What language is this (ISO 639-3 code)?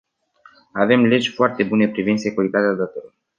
ron